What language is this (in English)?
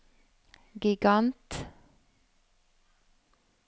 Norwegian